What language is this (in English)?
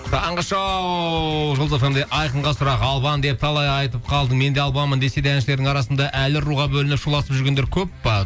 Kazakh